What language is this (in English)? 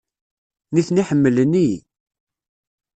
Kabyle